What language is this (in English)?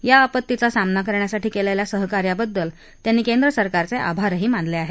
Marathi